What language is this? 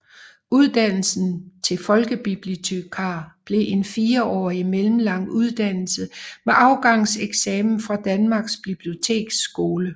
Danish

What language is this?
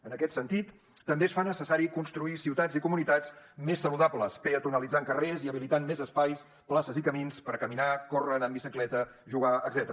Catalan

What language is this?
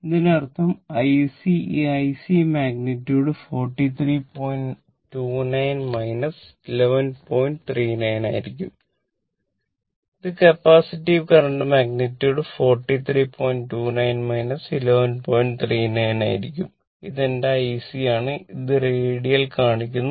Malayalam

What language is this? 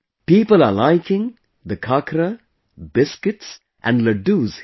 English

